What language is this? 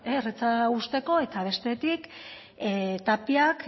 Basque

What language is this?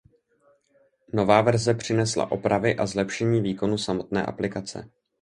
Czech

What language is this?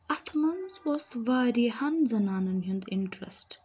Kashmiri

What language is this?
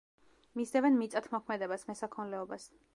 Georgian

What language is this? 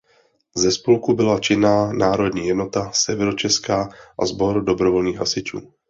Czech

